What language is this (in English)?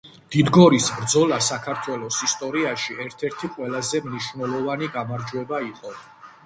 Georgian